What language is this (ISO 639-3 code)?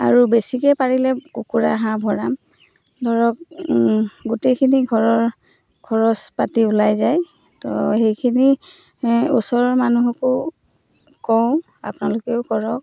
asm